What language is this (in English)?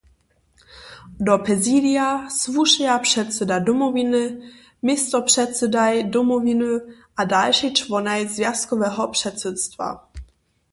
Upper Sorbian